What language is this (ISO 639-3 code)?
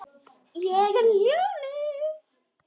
isl